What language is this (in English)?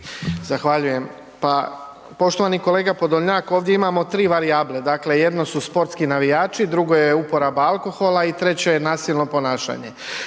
Croatian